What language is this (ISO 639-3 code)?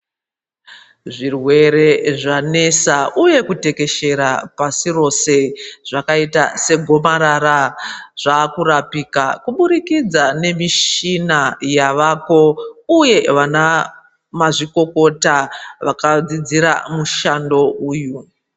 ndc